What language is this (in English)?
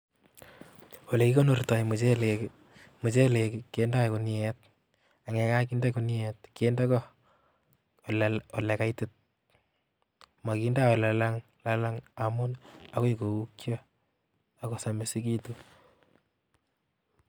Kalenjin